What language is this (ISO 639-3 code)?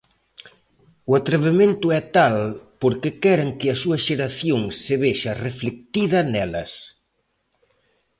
glg